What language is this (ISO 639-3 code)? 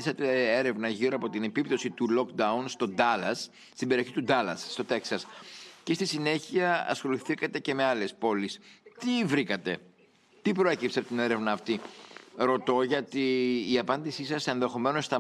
ell